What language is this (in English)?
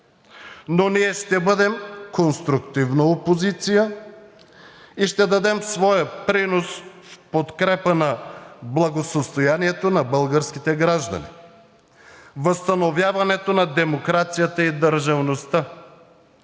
Bulgarian